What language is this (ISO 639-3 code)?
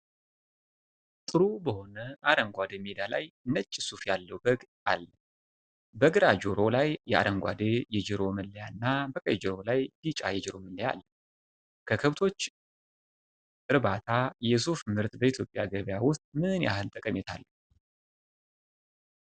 amh